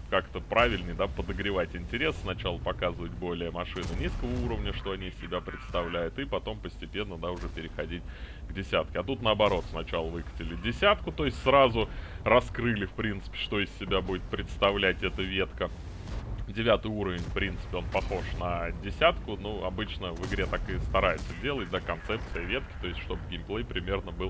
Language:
Russian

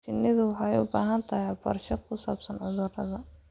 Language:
Somali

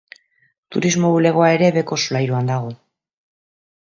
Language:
Basque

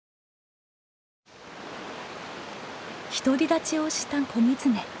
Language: Japanese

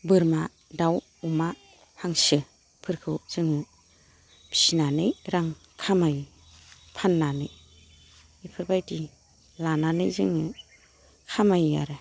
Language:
Bodo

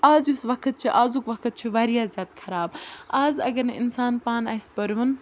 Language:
Kashmiri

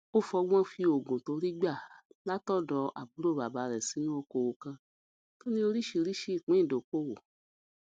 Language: Yoruba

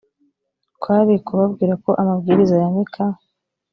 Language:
Kinyarwanda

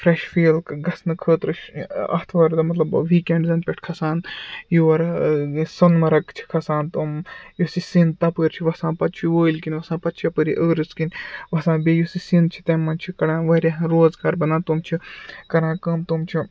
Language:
Kashmiri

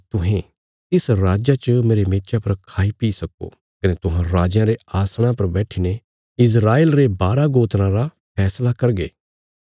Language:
Bilaspuri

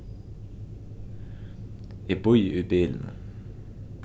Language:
Faroese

